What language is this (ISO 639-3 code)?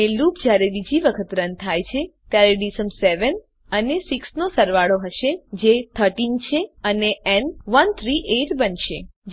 guj